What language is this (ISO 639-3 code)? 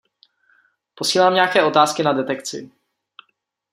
ces